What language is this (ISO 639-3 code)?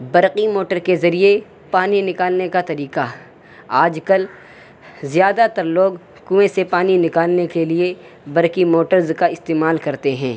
urd